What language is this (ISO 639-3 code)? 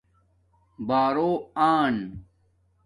dmk